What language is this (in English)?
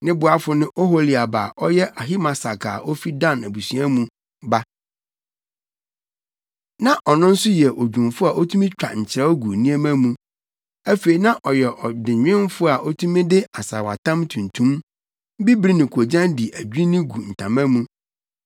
Akan